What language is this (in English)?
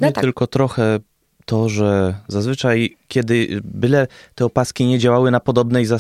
Polish